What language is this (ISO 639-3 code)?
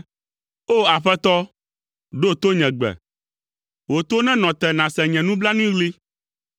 ewe